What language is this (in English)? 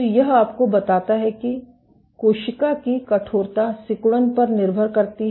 Hindi